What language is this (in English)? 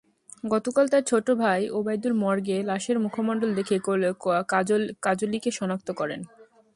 Bangla